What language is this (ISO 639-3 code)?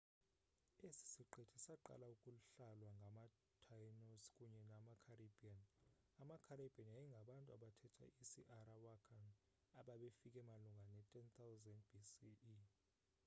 xho